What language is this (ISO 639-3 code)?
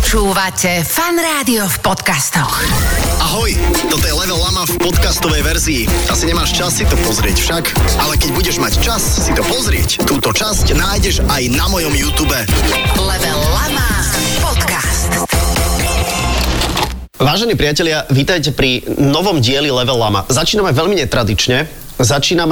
slk